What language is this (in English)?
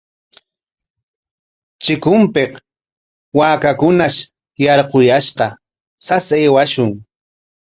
Corongo Ancash Quechua